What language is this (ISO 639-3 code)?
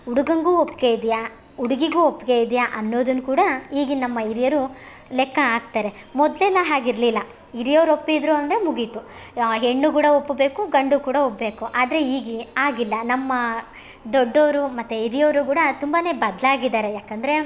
kan